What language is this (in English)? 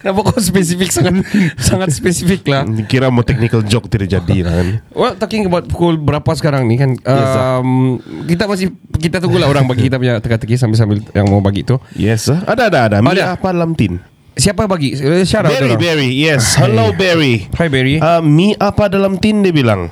Malay